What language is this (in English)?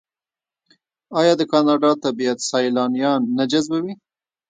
Pashto